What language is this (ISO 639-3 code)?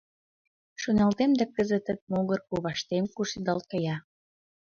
chm